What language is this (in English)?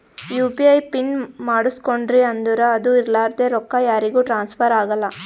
Kannada